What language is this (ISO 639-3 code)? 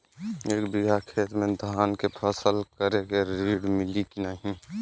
bho